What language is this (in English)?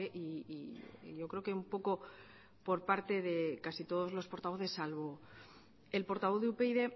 Spanish